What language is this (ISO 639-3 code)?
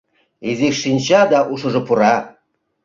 chm